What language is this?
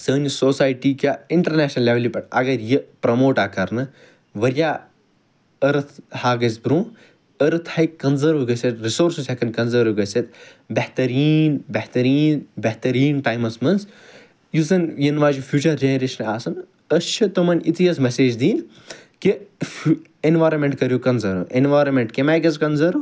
Kashmiri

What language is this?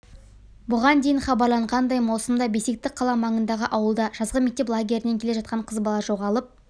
Kazakh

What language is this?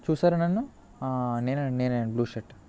Telugu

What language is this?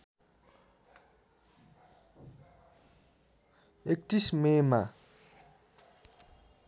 Nepali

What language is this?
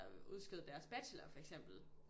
Danish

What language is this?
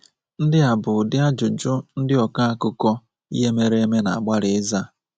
Igbo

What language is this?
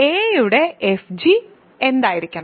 Malayalam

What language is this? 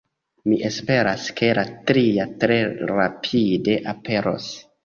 Esperanto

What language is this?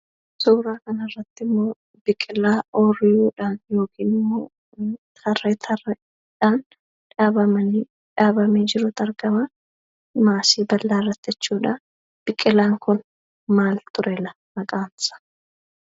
Oromo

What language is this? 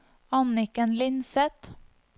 Norwegian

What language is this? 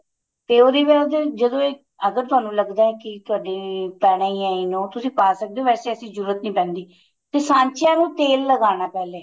Punjabi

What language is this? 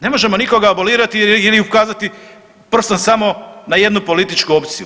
Croatian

